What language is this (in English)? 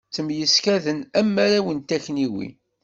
Kabyle